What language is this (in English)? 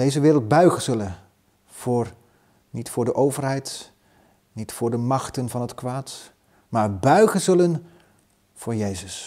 Dutch